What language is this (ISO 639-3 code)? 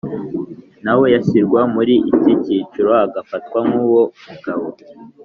kin